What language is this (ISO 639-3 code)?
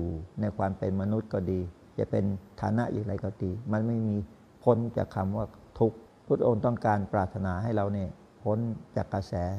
tha